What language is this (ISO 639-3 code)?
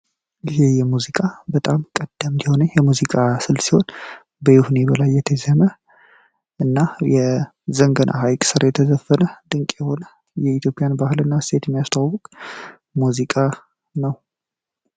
amh